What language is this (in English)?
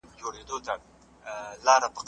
Pashto